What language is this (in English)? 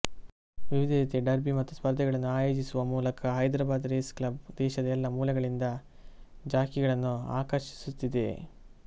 Kannada